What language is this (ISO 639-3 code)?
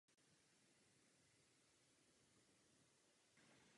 ces